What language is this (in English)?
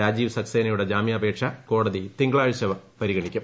Malayalam